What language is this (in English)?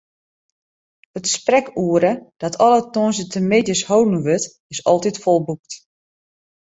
Western Frisian